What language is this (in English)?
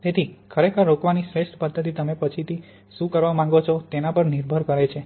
Gujarati